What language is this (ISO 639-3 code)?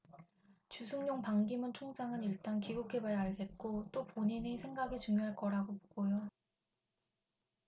kor